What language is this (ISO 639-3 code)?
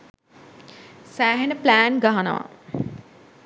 sin